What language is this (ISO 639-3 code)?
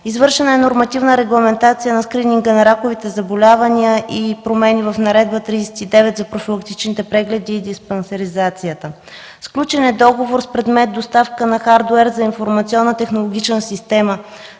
bul